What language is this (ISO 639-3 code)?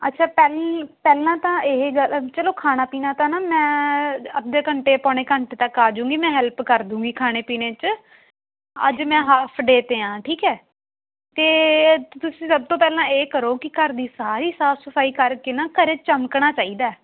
pan